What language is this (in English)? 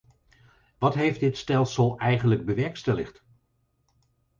Dutch